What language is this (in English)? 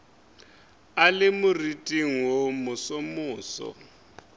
Northern Sotho